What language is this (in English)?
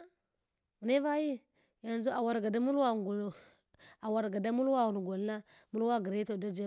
Hwana